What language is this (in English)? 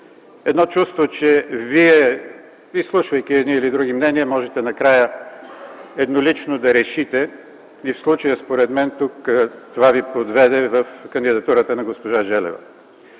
Bulgarian